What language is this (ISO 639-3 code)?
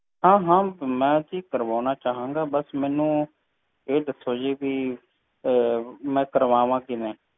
pan